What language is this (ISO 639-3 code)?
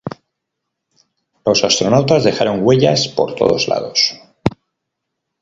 spa